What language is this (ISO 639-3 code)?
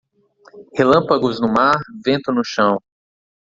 por